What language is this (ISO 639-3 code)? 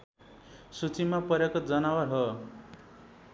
nep